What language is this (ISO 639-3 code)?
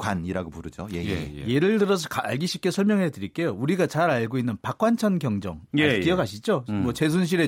kor